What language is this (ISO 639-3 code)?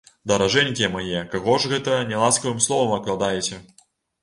bel